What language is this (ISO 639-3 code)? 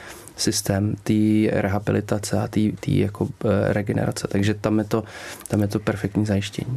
ces